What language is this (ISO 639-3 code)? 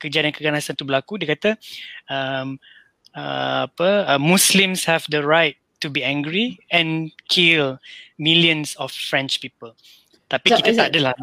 msa